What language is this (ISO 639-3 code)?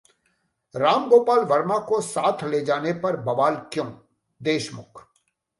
hin